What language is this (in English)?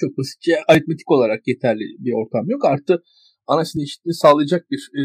Turkish